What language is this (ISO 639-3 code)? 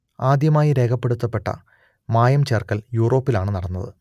mal